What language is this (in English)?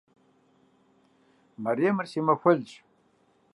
Kabardian